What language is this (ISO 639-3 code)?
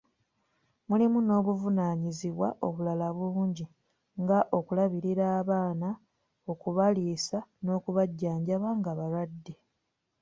lug